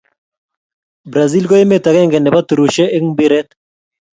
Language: Kalenjin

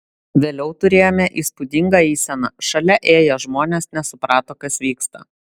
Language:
Lithuanian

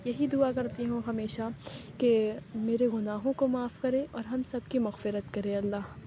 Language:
Urdu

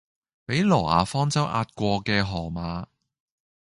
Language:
Cantonese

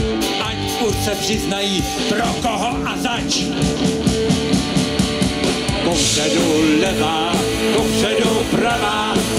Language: Czech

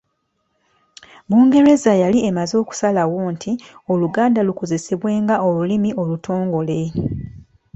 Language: Ganda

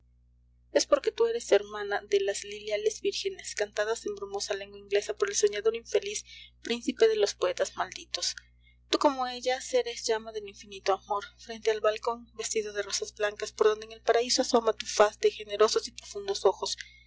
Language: Spanish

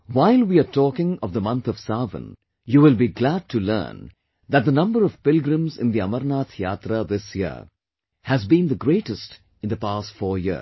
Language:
English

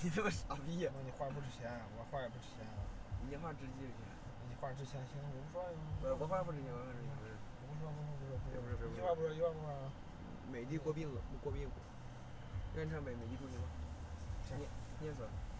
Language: Chinese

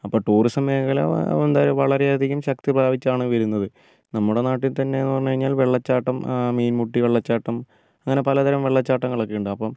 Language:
Malayalam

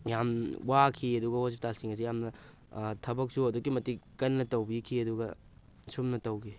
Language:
Manipuri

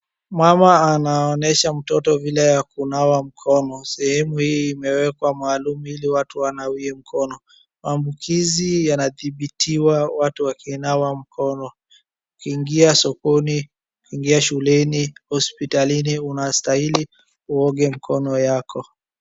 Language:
Swahili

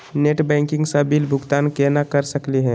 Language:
Magahi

